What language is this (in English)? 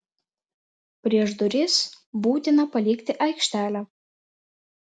Lithuanian